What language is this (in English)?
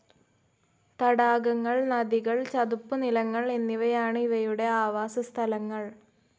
Malayalam